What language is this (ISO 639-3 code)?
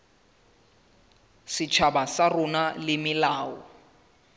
sot